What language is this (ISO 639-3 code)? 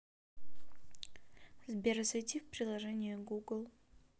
rus